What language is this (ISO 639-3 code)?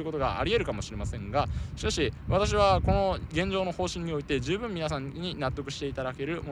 jpn